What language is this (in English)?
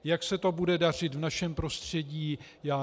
Czech